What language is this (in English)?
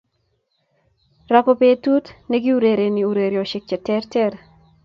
Kalenjin